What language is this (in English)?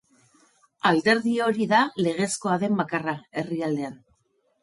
Basque